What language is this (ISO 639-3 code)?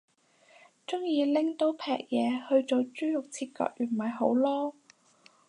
yue